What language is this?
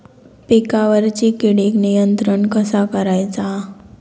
Marathi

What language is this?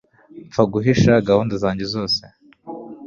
Kinyarwanda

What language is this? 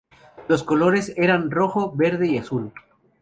Spanish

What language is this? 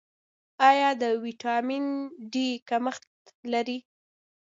Pashto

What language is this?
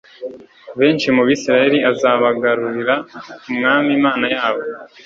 Kinyarwanda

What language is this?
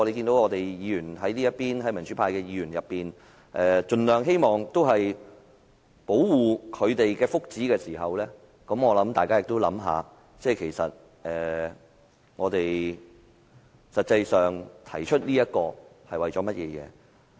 Cantonese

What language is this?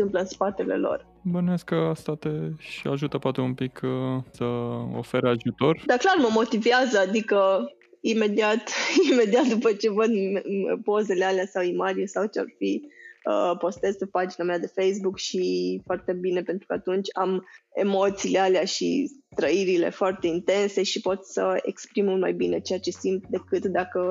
Romanian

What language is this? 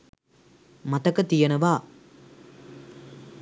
Sinhala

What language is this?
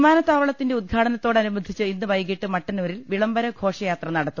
Malayalam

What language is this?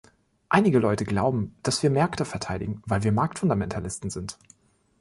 German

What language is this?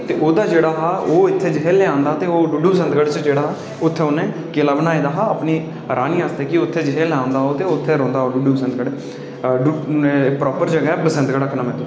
Dogri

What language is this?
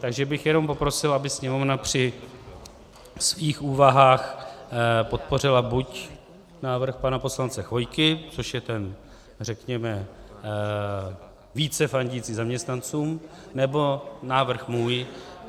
Czech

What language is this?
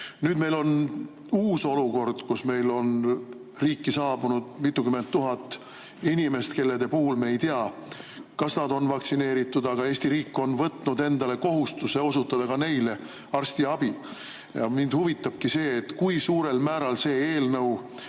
Estonian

